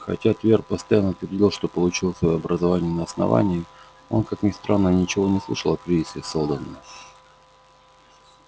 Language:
Russian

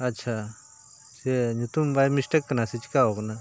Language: Santali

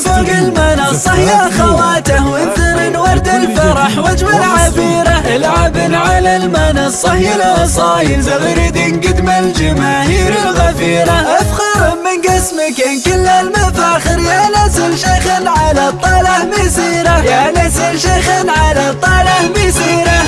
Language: Arabic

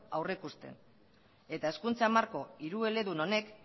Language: Basque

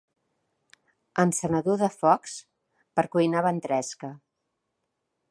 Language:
Catalan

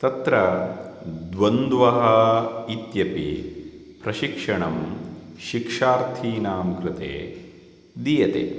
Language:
Sanskrit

